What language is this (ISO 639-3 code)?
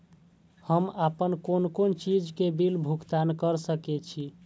mai